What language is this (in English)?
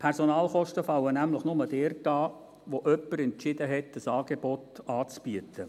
Swiss German